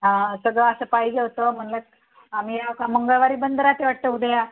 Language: Marathi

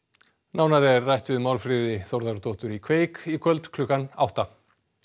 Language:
Icelandic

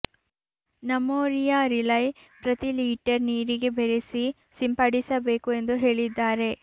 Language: Kannada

